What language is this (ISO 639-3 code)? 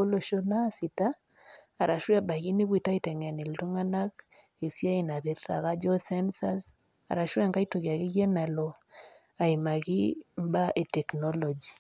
mas